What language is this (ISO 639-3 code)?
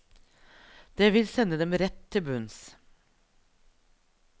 nor